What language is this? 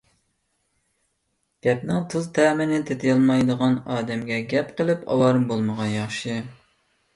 Uyghur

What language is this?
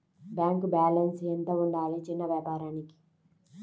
Telugu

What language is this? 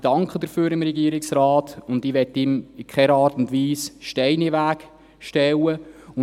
Swiss German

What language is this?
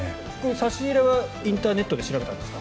Japanese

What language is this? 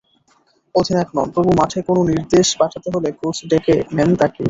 Bangla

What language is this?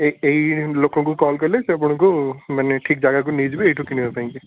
Odia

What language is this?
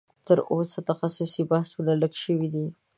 Pashto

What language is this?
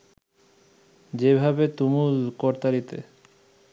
Bangla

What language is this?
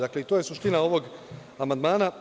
Serbian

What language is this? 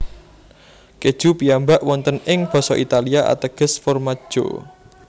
Javanese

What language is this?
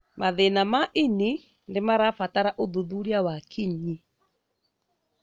Kikuyu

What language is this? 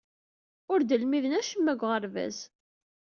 Kabyle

